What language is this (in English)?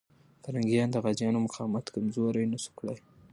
Pashto